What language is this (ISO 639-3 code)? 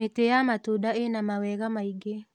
kik